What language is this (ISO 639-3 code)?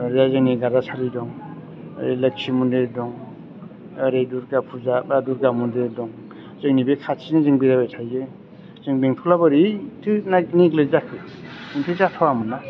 brx